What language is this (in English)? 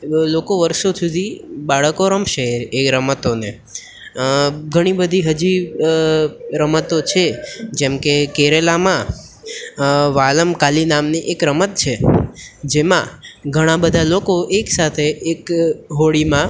Gujarati